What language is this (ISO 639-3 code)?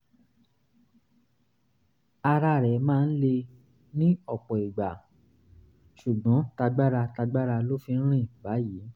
yor